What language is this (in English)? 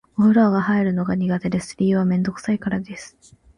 Japanese